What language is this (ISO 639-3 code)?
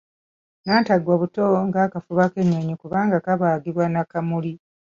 lug